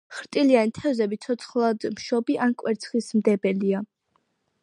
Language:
Georgian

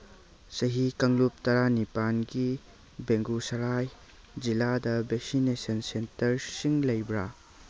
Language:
Manipuri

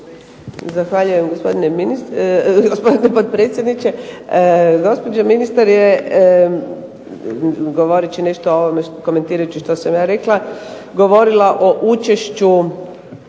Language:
Croatian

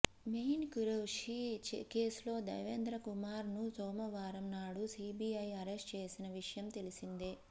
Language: Telugu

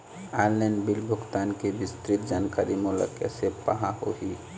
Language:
Chhattisgarhi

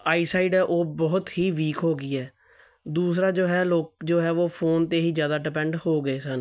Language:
Punjabi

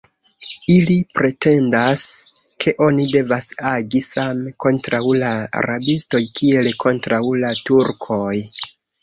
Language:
Esperanto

